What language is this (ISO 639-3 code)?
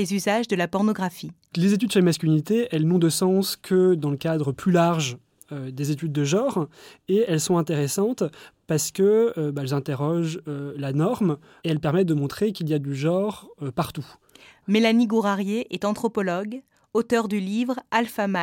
fra